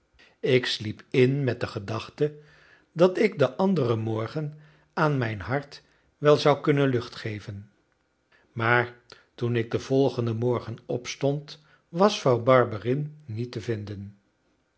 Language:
Dutch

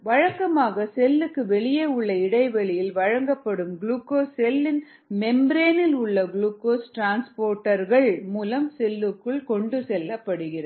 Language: Tamil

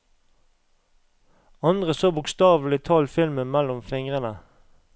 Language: Norwegian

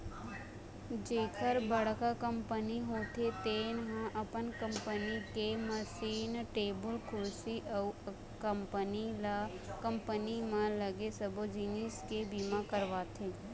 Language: Chhattisgarhi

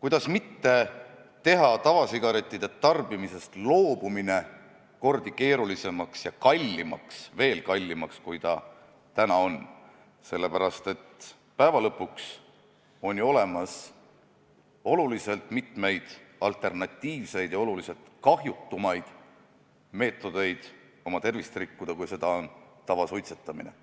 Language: Estonian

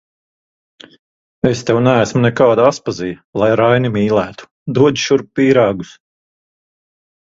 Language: Latvian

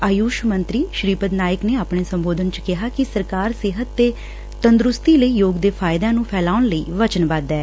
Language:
Punjabi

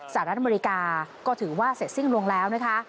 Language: Thai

